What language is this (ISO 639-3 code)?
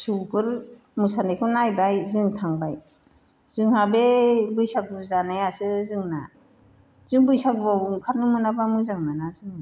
brx